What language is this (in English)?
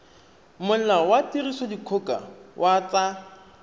Tswana